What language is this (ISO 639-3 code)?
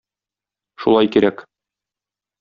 tat